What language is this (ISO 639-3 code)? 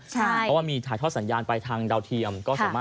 tha